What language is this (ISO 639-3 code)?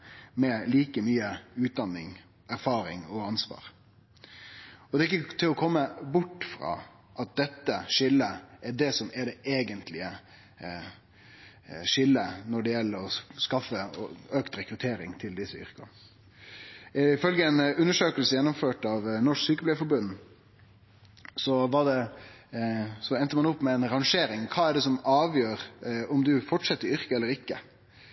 nno